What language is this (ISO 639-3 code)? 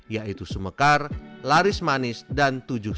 ind